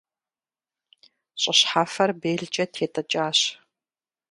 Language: Kabardian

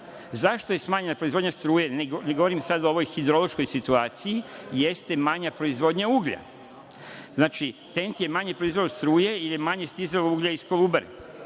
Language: Serbian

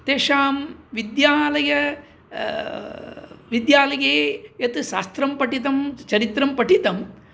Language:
Sanskrit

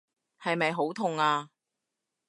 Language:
Cantonese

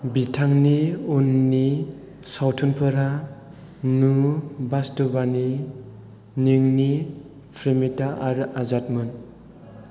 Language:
Bodo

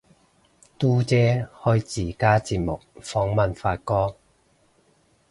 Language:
Cantonese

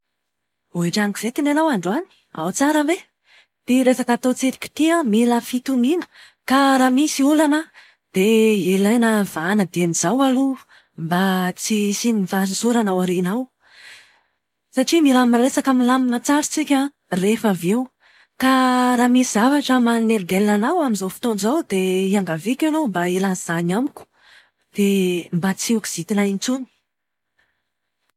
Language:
Malagasy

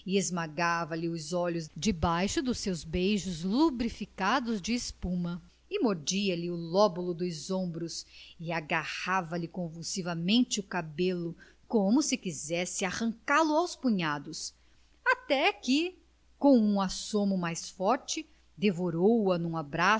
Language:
Portuguese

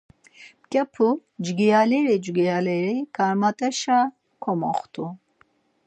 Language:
Laz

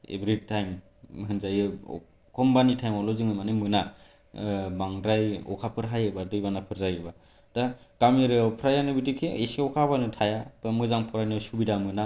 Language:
Bodo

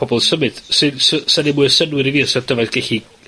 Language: Welsh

